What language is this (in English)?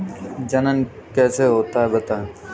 Hindi